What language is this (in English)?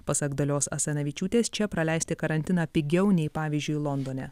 Lithuanian